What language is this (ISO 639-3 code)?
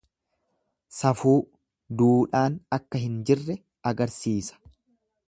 orm